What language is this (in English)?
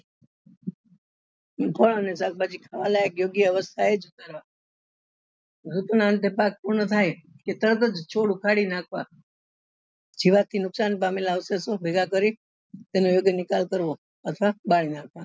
Gujarati